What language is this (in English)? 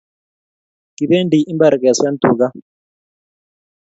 Kalenjin